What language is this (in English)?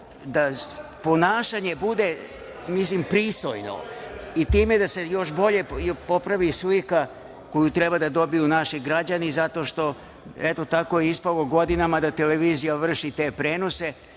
Serbian